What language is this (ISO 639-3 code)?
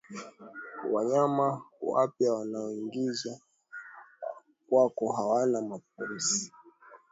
swa